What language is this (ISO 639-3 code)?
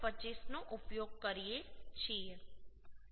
guj